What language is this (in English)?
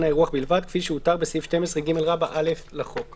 Hebrew